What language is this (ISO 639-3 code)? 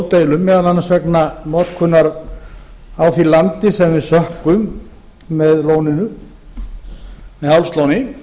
isl